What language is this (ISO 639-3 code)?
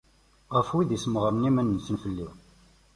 kab